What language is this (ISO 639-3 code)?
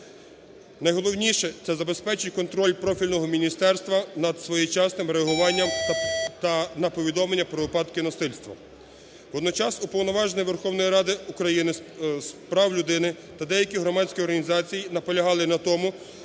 ukr